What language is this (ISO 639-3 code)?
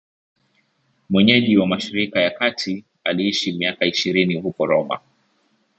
swa